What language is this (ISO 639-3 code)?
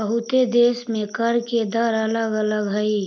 mag